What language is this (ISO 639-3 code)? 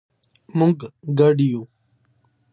pus